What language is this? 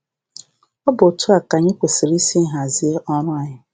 Igbo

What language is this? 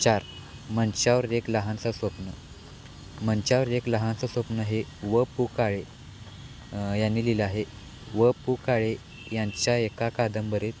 Marathi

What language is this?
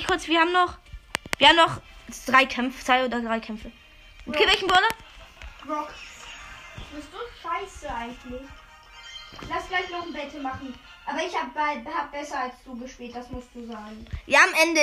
German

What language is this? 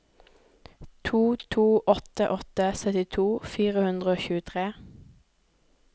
Norwegian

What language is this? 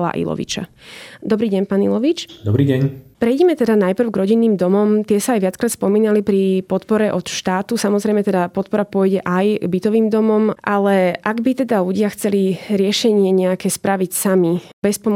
Slovak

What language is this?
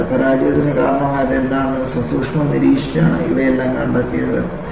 Malayalam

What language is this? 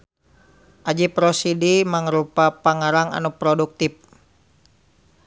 Sundanese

